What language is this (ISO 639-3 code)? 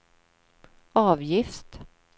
swe